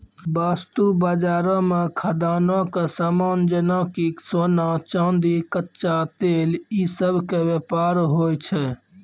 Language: Maithili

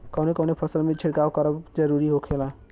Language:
Bhojpuri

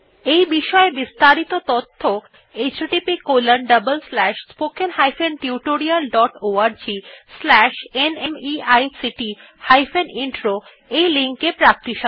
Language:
Bangla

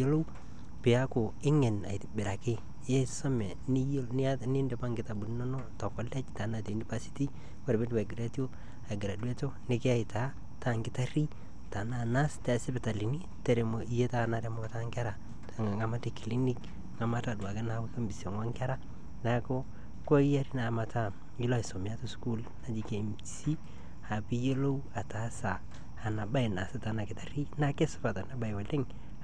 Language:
Masai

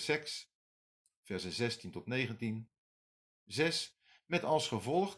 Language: Dutch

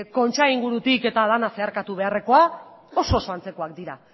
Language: Basque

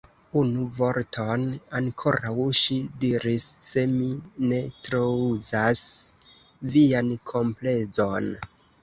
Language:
Esperanto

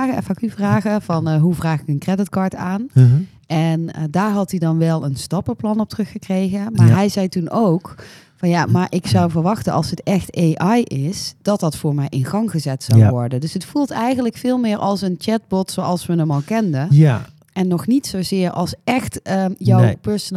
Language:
Dutch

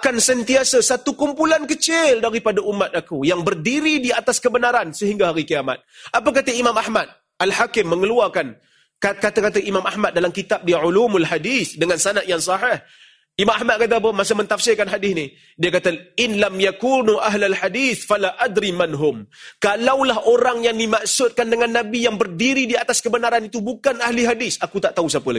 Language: Malay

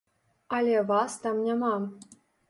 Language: Belarusian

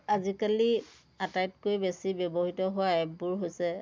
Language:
Assamese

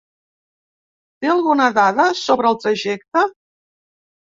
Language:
Catalan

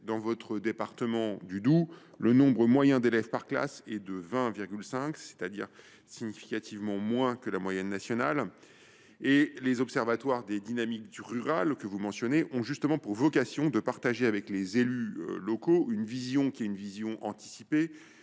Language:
French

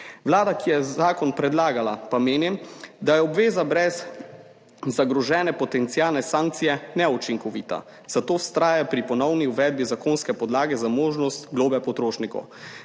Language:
Slovenian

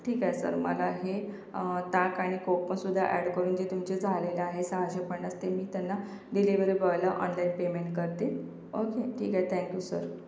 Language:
Marathi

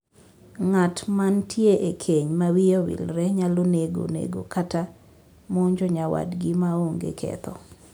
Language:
Luo (Kenya and Tanzania)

